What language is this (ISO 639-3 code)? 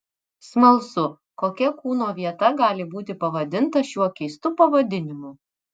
lit